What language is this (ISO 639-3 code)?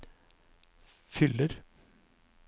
nor